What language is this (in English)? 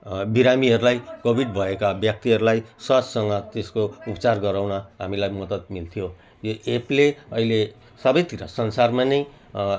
Nepali